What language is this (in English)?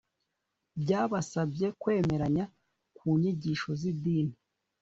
Kinyarwanda